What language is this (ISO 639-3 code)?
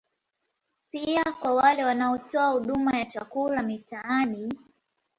swa